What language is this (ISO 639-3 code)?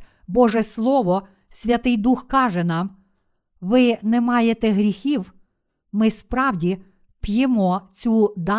ukr